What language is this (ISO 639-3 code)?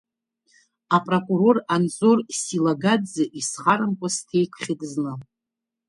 abk